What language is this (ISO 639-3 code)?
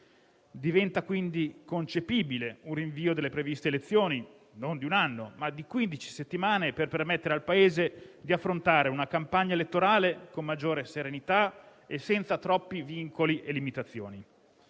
ita